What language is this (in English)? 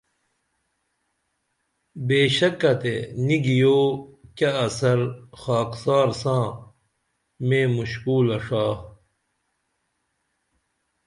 Dameli